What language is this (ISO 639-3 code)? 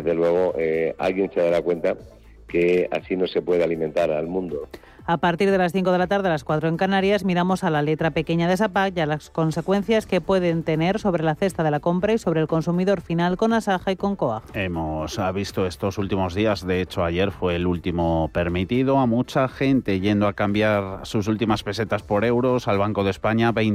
spa